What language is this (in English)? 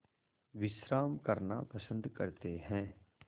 Hindi